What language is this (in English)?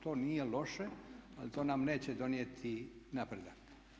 Croatian